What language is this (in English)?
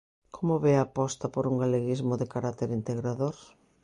Galician